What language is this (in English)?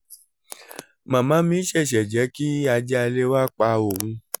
Yoruba